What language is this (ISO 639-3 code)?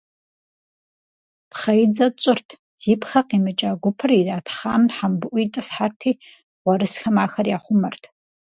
kbd